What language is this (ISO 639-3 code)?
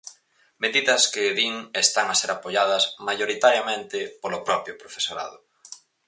glg